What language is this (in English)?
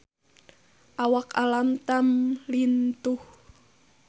Sundanese